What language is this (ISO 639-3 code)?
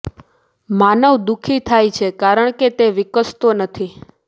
guj